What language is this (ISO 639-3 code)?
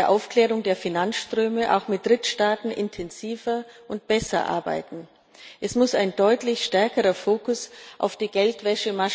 deu